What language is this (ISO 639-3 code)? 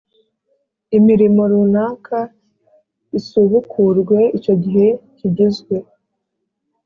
kin